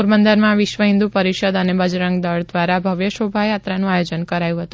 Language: Gujarati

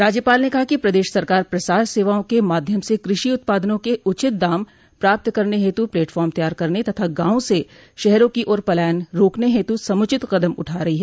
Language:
Hindi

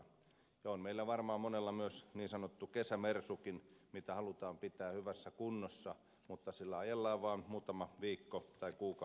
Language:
Finnish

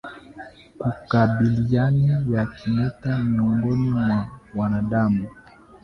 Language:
Swahili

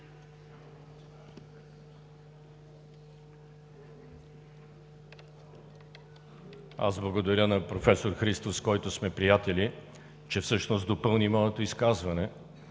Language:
Bulgarian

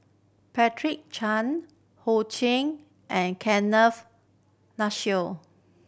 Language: English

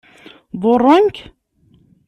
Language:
Kabyle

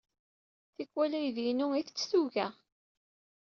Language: Kabyle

